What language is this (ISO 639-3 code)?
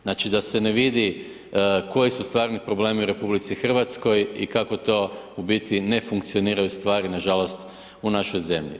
hrv